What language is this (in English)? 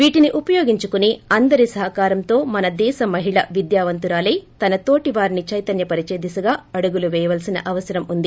Telugu